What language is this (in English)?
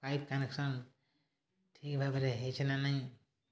Odia